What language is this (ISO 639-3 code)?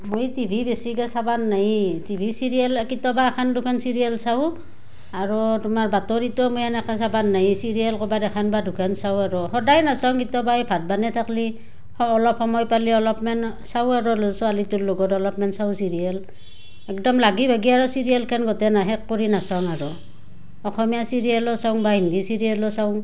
asm